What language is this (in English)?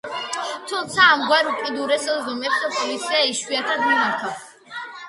Georgian